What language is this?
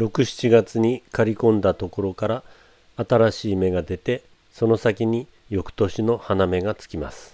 Japanese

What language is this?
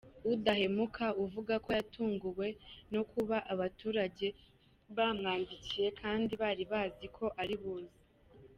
Kinyarwanda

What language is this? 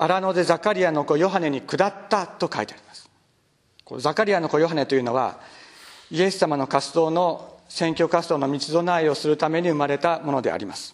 Japanese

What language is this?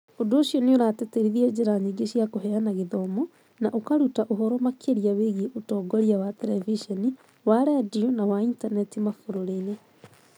Kikuyu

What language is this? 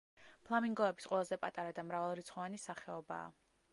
Georgian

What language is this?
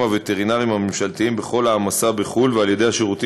Hebrew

